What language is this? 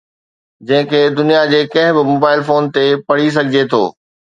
Sindhi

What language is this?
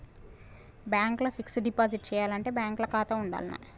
Telugu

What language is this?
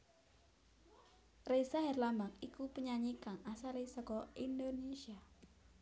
Javanese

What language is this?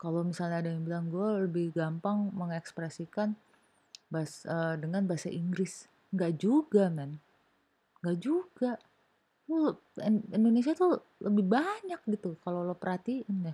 Indonesian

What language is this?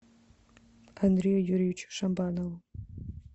Russian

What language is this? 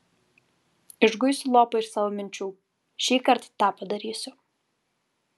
Lithuanian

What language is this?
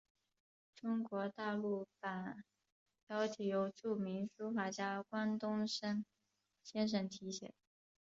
Chinese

